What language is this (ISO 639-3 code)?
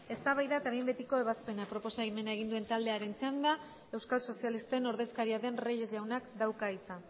eus